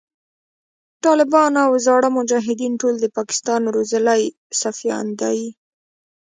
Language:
Pashto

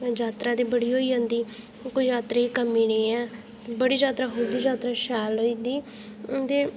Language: Dogri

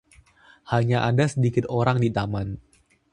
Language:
Indonesian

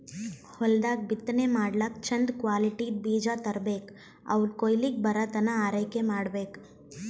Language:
Kannada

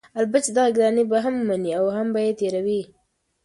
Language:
Pashto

